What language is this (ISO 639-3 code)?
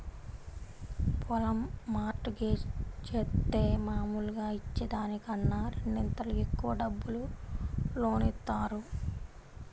tel